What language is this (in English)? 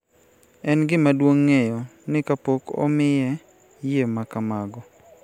Luo (Kenya and Tanzania)